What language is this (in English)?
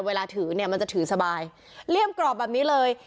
Thai